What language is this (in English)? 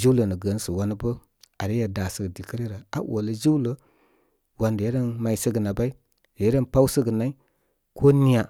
Koma